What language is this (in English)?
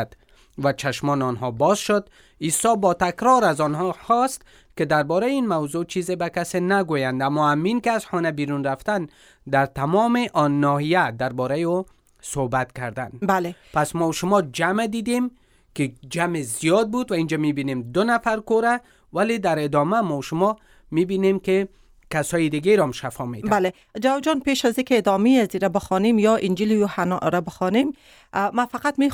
Persian